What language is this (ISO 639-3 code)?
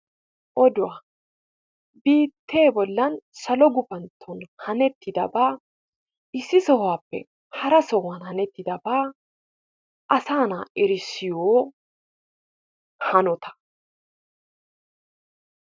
wal